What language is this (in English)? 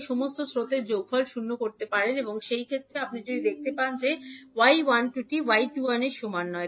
Bangla